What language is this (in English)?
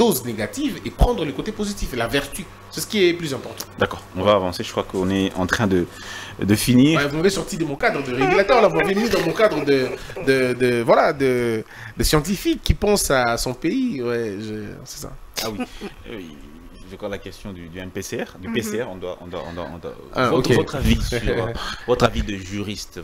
French